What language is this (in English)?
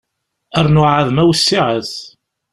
Kabyle